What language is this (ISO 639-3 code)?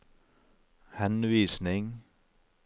nor